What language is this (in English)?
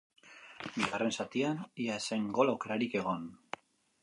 Basque